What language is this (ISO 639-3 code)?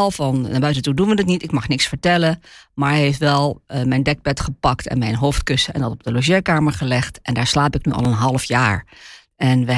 nld